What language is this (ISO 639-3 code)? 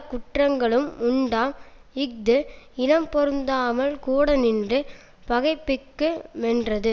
tam